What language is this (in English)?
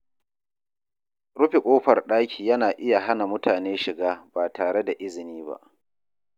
Hausa